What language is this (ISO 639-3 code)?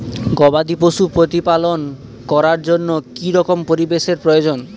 ben